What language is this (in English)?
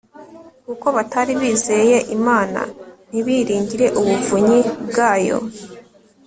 Kinyarwanda